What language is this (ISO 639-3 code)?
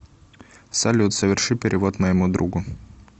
rus